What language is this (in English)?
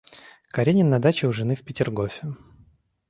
Russian